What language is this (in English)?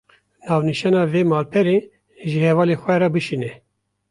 Kurdish